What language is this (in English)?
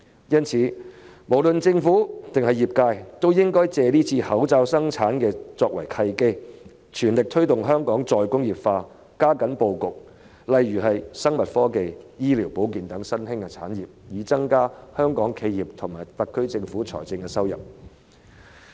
Cantonese